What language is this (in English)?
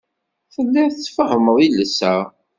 Kabyle